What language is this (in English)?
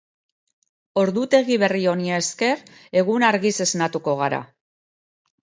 Basque